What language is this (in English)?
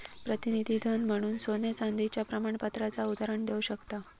Marathi